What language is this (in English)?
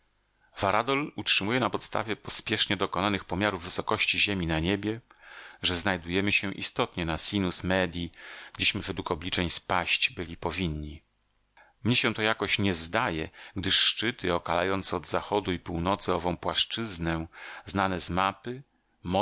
Polish